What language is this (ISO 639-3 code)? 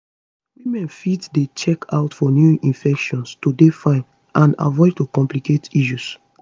pcm